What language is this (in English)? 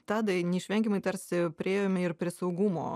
Lithuanian